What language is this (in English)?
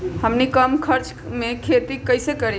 Magahi